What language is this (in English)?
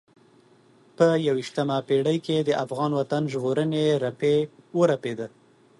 Pashto